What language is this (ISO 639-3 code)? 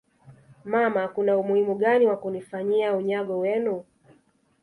swa